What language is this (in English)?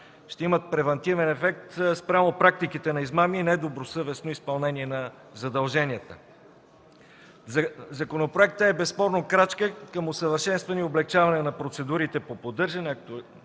Bulgarian